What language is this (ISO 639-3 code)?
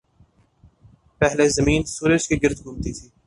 urd